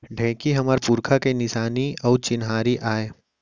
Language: Chhattisgarhi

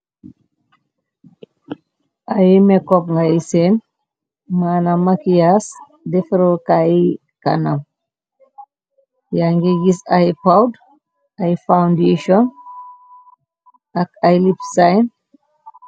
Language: Wolof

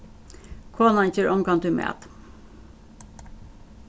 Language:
Faroese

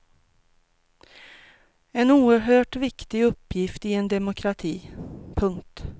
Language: Swedish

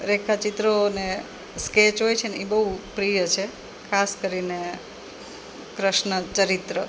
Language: Gujarati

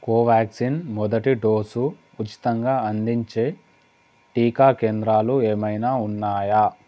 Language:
Telugu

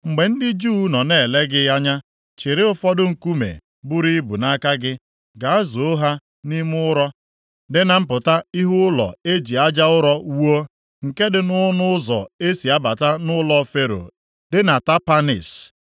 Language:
Igbo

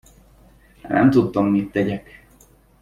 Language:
Hungarian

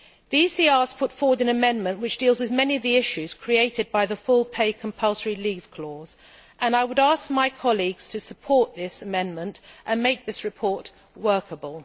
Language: English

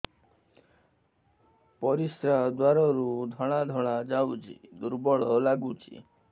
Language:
Odia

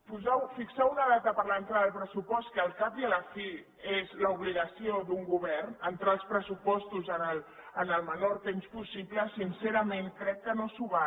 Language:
Catalan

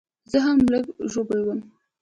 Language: Pashto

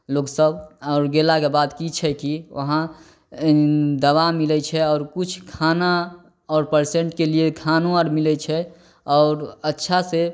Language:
Maithili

